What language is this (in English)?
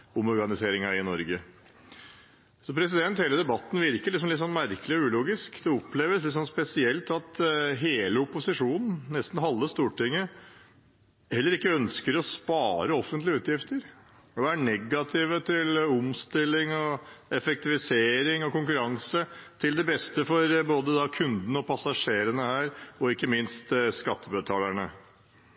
Norwegian Bokmål